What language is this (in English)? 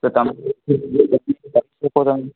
Gujarati